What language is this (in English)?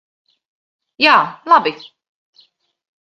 Latvian